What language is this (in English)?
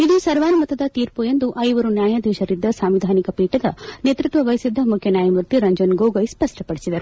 Kannada